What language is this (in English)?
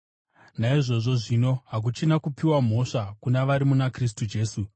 Shona